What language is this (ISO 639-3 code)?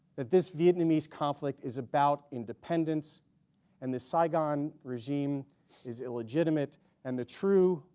eng